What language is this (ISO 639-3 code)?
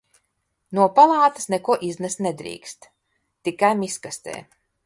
lav